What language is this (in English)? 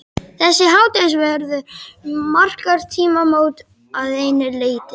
Icelandic